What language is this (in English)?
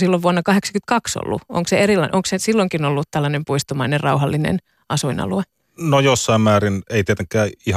Finnish